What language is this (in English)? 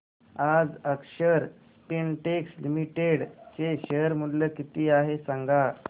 Marathi